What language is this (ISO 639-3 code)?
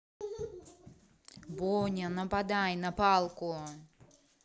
rus